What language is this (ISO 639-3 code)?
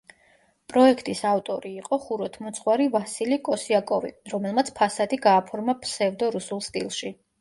kat